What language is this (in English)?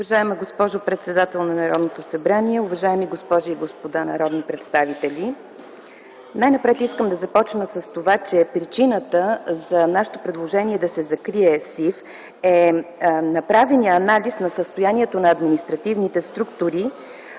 Bulgarian